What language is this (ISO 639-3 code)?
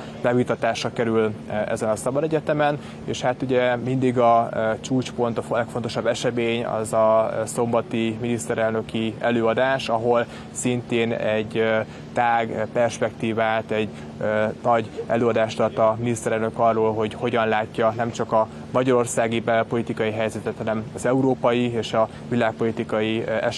hun